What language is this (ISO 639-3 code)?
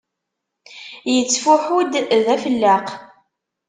kab